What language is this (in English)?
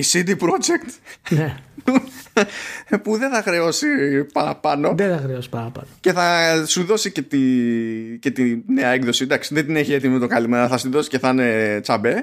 Greek